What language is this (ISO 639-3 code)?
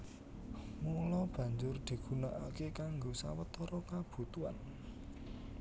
jav